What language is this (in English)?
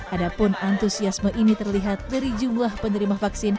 Indonesian